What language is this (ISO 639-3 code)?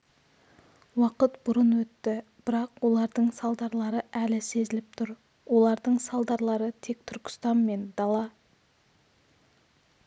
kaz